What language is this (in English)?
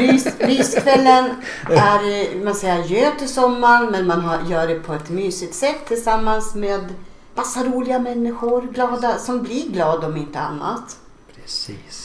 Swedish